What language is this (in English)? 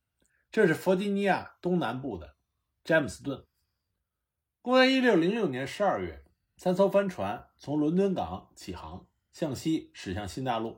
Chinese